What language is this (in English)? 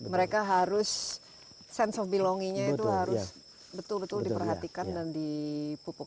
Indonesian